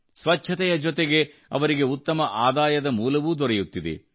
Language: Kannada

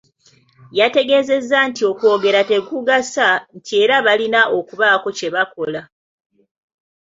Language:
Ganda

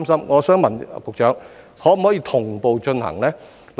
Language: Cantonese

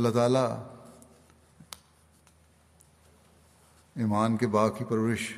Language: Urdu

